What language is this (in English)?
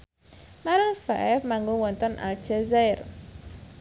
Javanese